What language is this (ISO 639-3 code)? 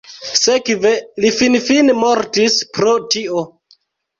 epo